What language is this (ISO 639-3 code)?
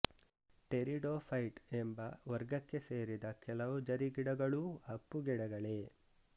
kan